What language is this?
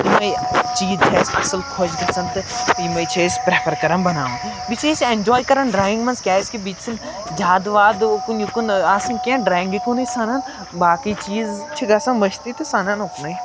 Kashmiri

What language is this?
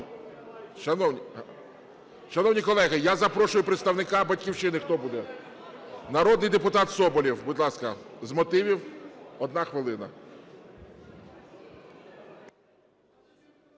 Ukrainian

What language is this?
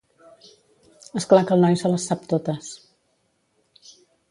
Catalan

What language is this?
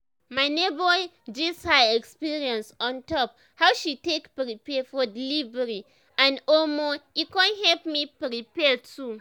Nigerian Pidgin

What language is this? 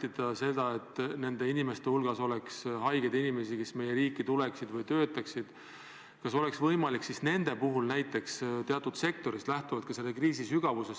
Estonian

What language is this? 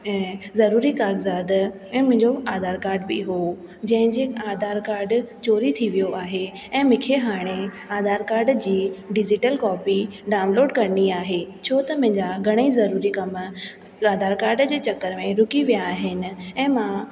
Sindhi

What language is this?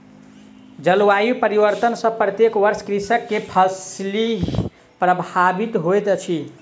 Maithili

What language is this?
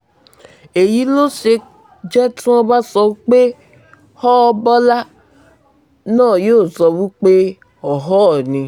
Yoruba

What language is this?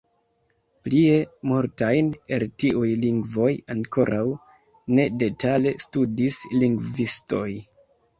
Esperanto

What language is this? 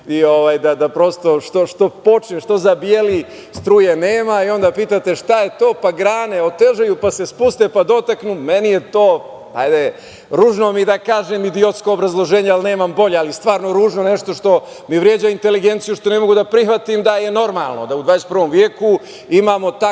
Serbian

